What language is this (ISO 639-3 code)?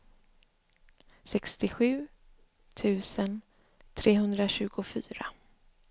swe